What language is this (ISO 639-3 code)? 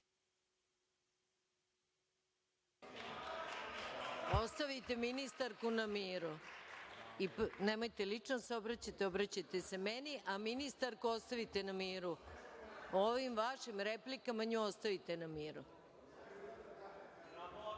srp